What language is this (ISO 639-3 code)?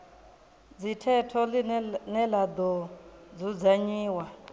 ven